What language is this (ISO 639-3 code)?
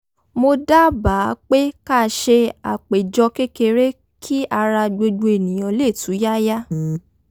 yor